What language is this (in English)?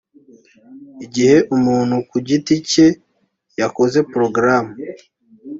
Kinyarwanda